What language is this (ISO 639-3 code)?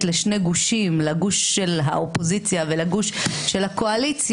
heb